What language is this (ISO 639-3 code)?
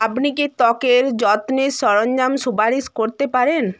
ben